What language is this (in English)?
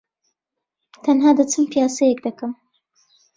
Central Kurdish